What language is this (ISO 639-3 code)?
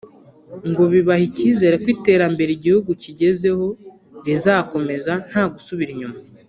kin